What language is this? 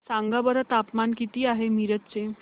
Marathi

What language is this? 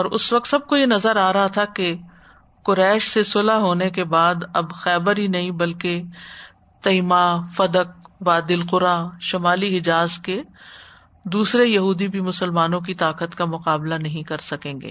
Urdu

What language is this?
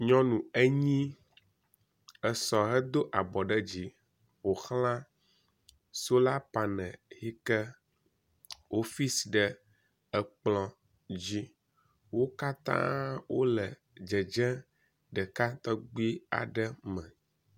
Ewe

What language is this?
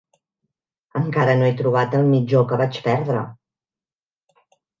Catalan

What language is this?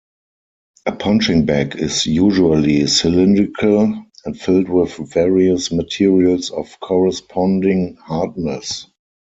English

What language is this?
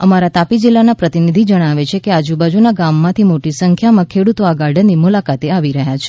Gujarati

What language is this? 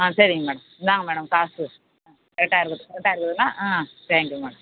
Tamil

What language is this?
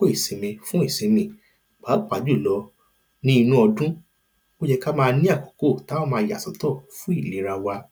Yoruba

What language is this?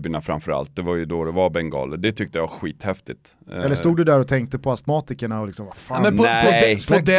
Swedish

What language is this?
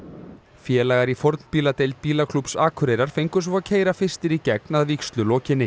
Icelandic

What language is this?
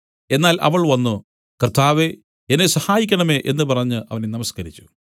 Malayalam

